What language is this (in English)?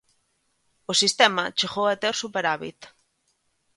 Galician